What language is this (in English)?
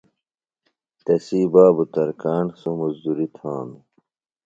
Phalura